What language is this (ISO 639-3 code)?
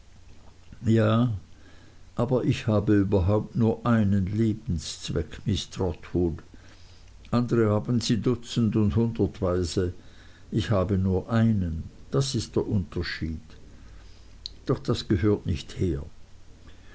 deu